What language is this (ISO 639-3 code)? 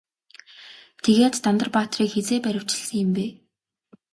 mon